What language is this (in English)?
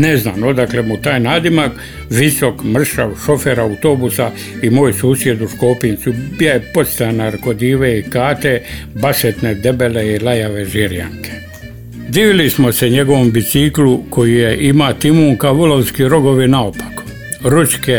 Croatian